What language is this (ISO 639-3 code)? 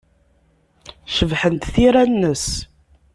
kab